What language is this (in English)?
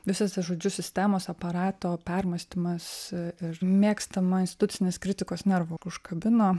Lithuanian